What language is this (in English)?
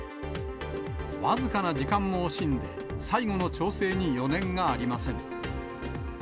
Japanese